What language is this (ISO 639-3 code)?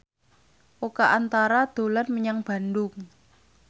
jav